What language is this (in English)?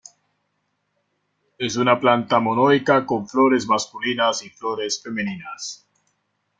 Spanish